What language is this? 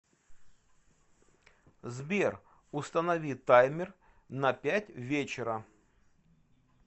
Russian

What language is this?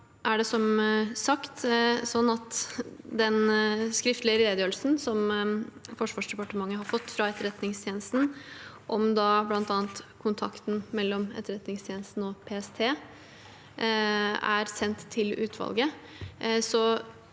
Norwegian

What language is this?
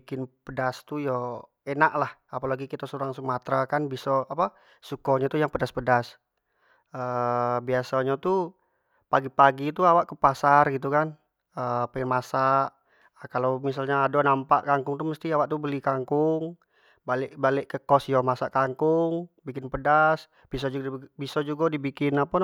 Jambi Malay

